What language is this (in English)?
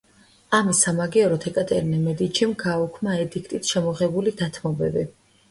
Georgian